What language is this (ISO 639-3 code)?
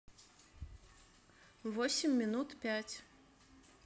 rus